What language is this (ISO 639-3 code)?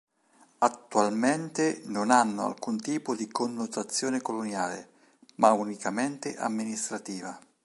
ita